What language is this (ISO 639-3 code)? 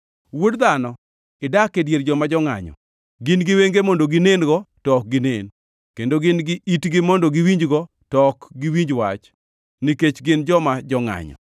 luo